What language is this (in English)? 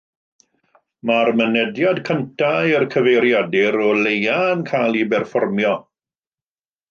Welsh